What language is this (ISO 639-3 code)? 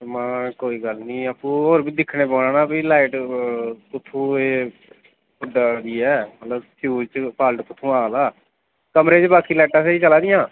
doi